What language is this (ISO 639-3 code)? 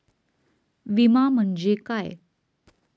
mar